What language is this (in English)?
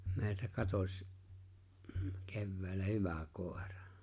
Finnish